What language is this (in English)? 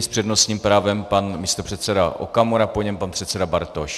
Czech